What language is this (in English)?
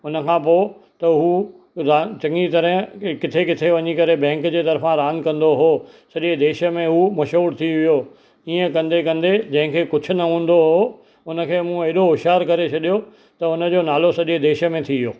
Sindhi